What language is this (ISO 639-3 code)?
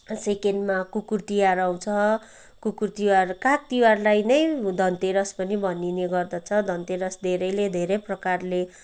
nep